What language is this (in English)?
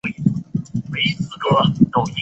Chinese